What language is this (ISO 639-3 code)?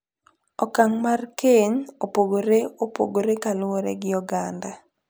luo